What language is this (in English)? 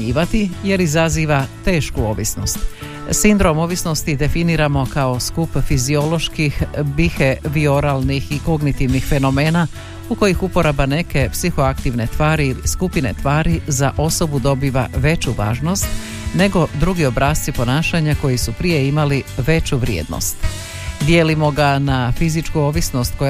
Croatian